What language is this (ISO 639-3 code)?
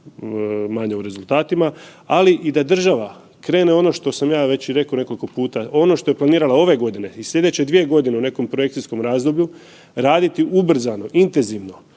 hrv